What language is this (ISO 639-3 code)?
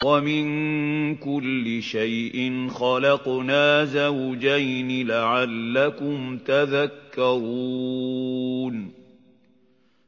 ara